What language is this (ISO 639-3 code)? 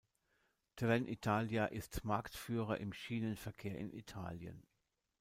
deu